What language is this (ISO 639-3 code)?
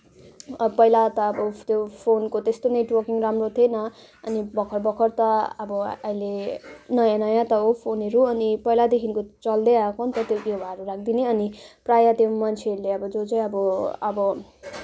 nep